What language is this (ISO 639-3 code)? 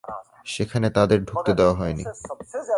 ben